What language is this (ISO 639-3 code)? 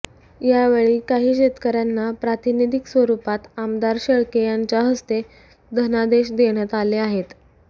mar